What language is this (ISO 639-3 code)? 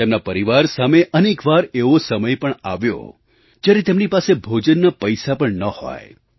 guj